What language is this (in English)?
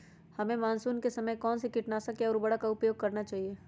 Magahi